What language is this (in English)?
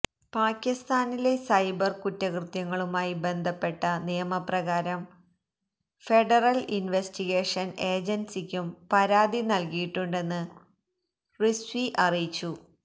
Malayalam